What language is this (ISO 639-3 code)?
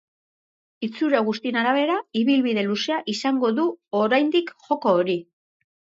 eus